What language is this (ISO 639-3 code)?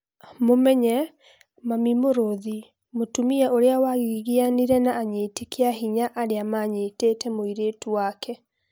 kik